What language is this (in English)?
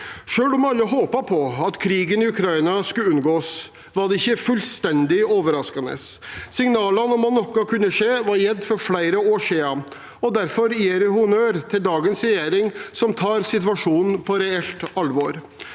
Norwegian